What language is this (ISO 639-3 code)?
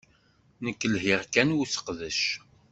kab